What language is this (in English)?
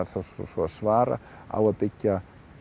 Icelandic